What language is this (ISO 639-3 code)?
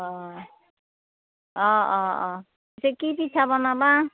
asm